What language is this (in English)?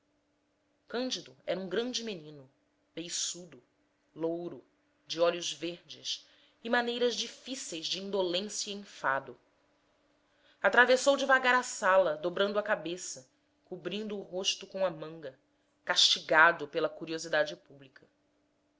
Portuguese